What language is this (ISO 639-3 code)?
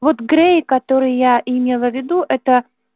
rus